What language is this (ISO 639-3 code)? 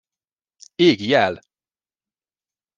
hun